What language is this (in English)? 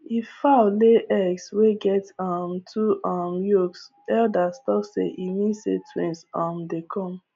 Nigerian Pidgin